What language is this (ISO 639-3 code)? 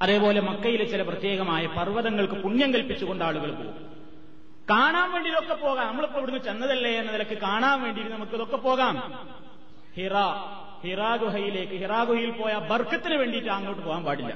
mal